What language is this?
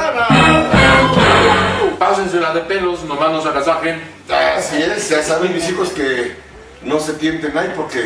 Spanish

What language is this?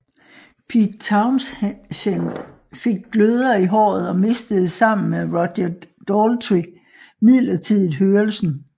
Danish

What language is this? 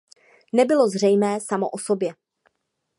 Czech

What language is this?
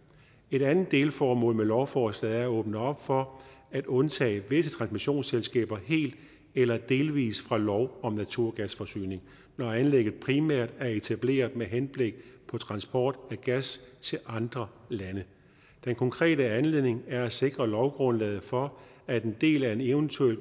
Danish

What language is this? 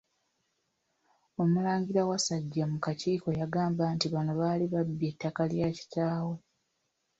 Ganda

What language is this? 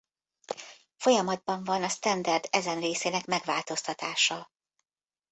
Hungarian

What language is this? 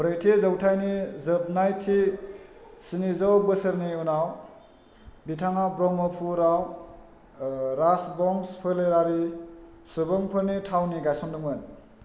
Bodo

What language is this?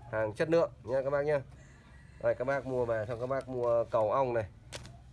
Vietnamese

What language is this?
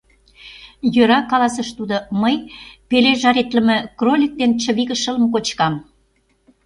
Mari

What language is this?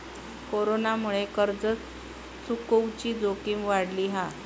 Marathi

